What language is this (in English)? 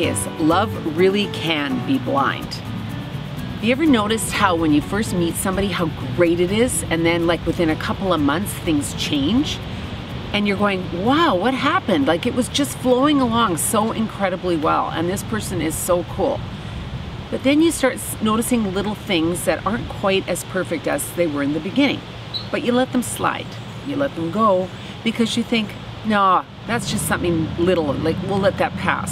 English